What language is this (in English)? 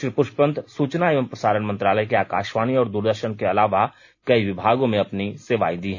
Hindi